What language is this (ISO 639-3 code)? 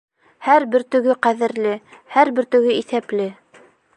bak